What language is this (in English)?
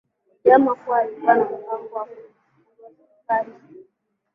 Swahili